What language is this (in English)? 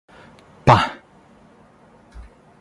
Thai